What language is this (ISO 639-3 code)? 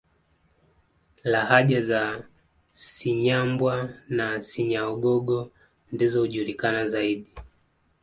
swa